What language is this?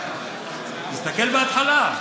Hebrew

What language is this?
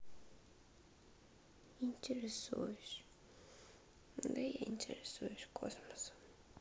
Russian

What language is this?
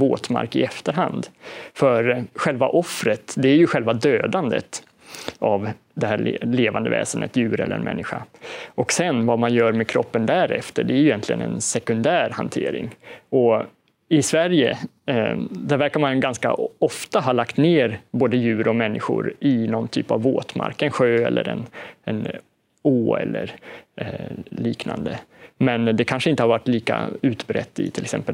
Swedish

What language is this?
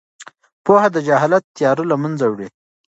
Pashto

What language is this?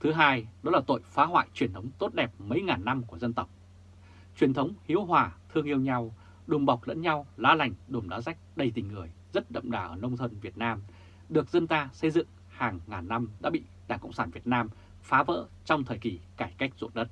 Vietnamese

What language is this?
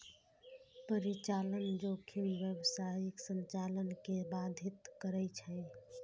Maithili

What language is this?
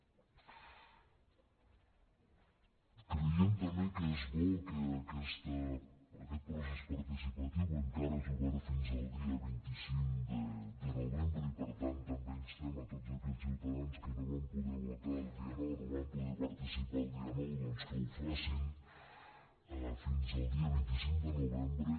Catalan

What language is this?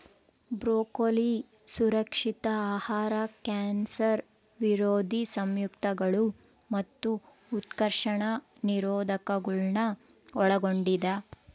Kannada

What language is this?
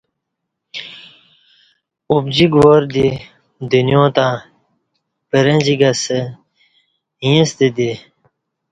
Kati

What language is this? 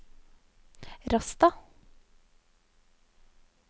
Norwegian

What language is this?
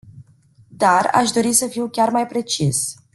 Romanian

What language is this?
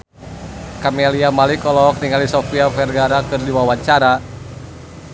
Sundanese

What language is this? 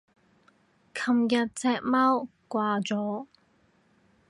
Cantonese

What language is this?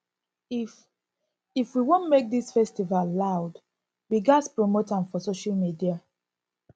Nigerian Pidgin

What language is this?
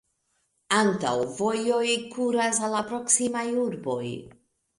Esperanto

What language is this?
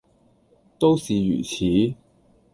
Cantonese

